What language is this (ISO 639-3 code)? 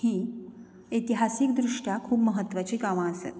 kok